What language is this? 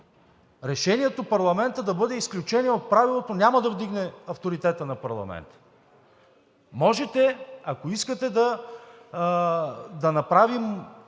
Bulgarian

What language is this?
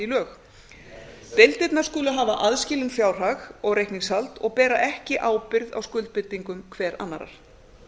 Icelandic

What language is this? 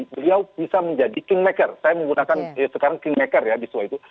Indonesian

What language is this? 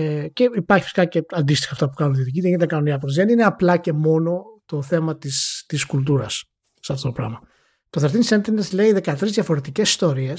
Greek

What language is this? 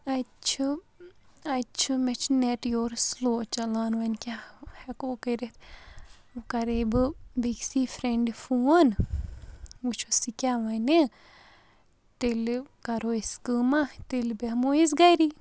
Kashmiri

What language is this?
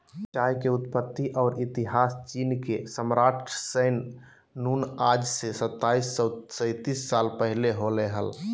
Magahi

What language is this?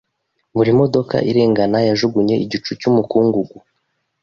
Kinyarwanda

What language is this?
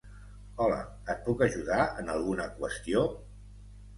Catalan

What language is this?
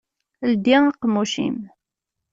Kabyle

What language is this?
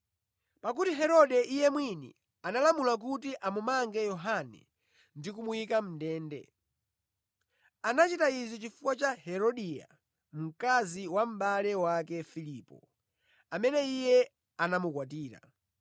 Nyanja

